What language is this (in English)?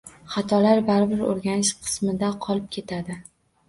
Uzbek